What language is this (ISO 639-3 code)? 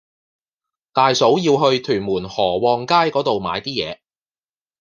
yue